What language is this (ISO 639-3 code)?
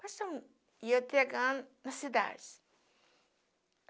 por